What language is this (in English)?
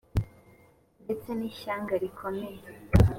Kinyarwanda